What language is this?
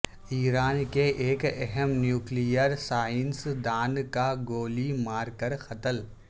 Urdu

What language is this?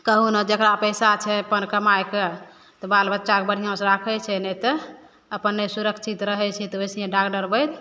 Maithili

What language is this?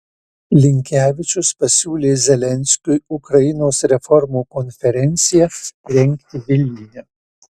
Lithuanian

